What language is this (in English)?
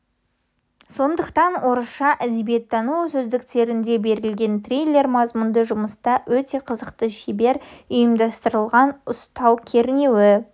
Kazakh